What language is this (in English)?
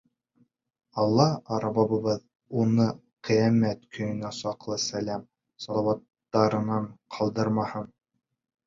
Bashkir